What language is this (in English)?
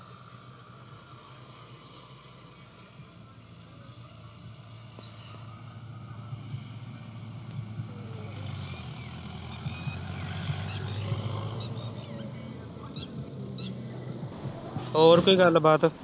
Punjabi